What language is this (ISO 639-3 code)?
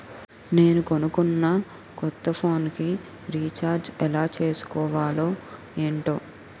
tel